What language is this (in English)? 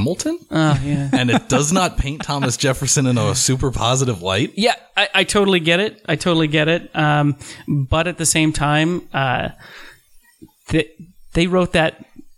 English